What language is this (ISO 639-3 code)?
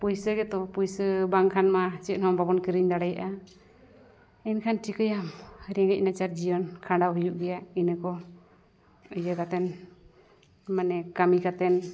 sat